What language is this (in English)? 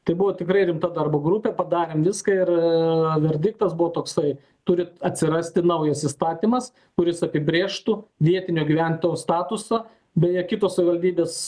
Lithuanian